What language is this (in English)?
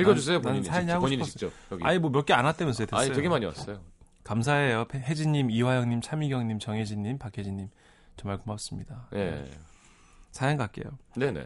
Korean